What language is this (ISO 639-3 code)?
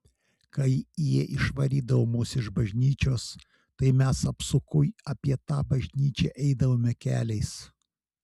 lit